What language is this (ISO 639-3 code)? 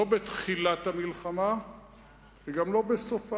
heb